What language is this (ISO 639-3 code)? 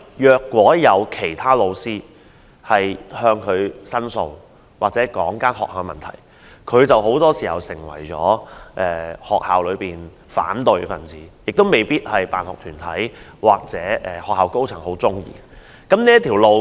yue